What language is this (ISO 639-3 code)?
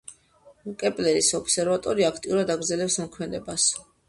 kat